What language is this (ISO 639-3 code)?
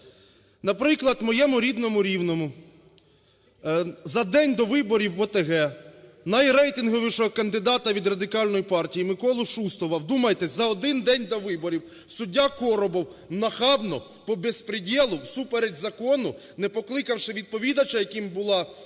ukr